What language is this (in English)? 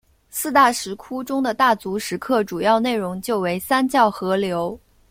Chinese